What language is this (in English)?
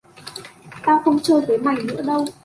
Vietnamese